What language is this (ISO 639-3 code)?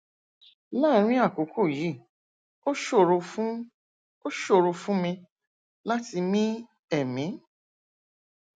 yor